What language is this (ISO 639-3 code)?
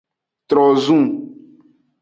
ajg